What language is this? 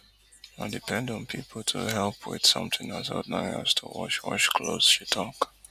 Nigerian Pidgin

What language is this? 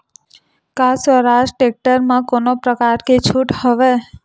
Chhattisgarhi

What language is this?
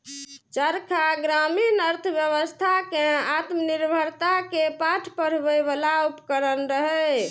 Maithili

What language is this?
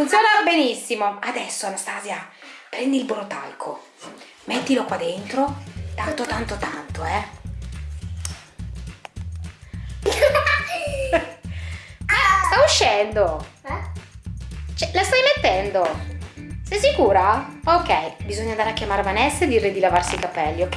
Italian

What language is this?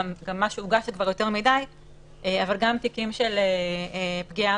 Hebrew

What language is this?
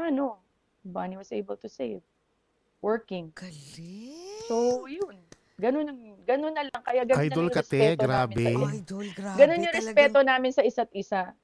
Filipino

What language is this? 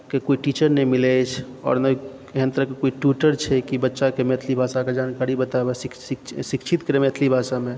Maithili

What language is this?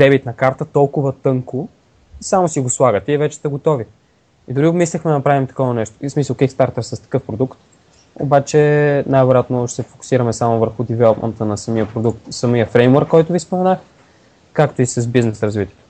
Bulgarian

